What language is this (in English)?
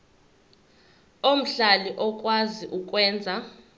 Zulu